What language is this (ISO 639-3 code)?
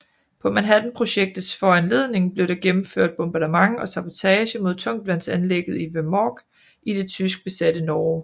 dan